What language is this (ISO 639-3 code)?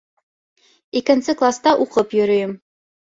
bak